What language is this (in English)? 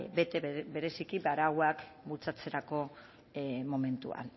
Basque